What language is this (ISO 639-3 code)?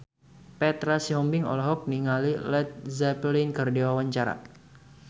sun